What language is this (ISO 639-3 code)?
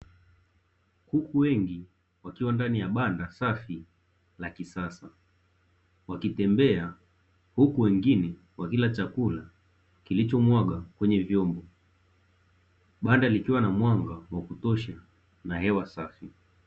swa